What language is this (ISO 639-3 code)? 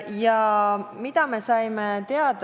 est